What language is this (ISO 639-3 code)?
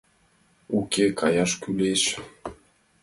chm